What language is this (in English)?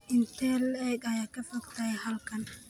Somali